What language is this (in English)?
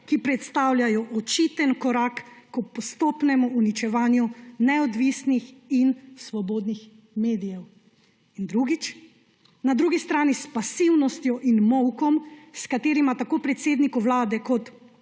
Slovenian